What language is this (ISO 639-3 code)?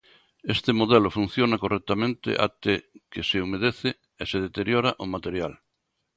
glg